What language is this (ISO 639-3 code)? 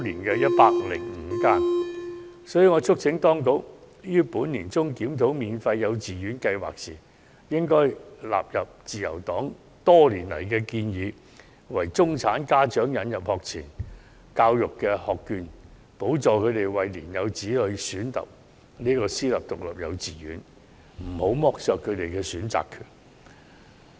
yue